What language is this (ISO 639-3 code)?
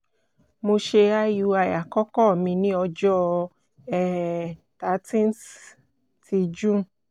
yor